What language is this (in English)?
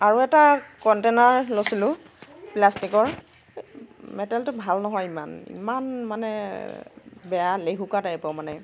Assamese